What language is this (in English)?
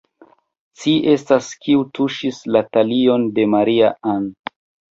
Esperanto